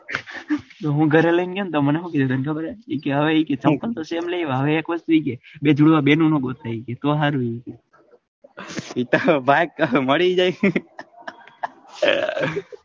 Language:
Gujarati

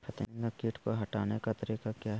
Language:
Magahi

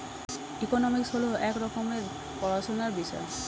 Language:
Bangla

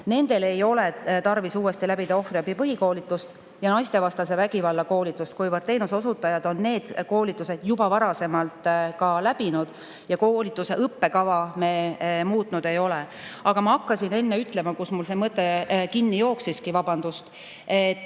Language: Estonian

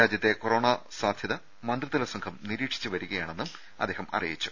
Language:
Malayalam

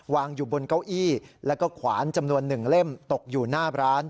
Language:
Thai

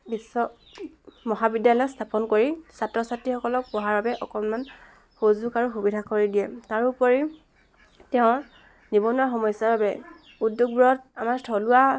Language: Assamese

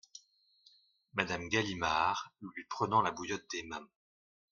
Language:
French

